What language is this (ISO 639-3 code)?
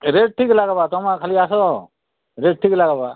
ori